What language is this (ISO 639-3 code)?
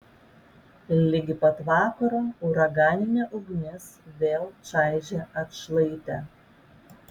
lit